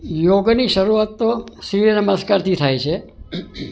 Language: Gujarati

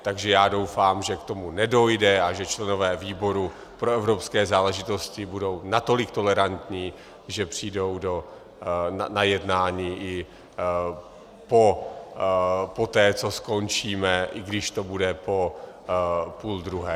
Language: Czech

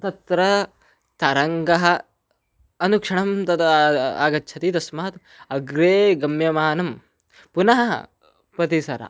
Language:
Sanskrit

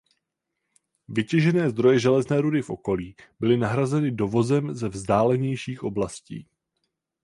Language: Czech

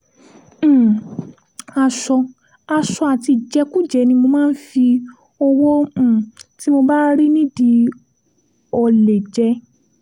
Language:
Yoruba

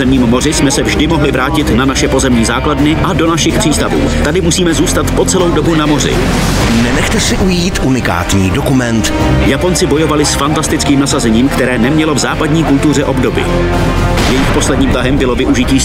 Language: Czech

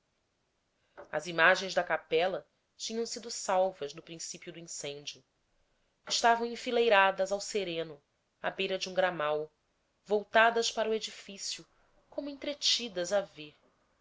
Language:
Portuguese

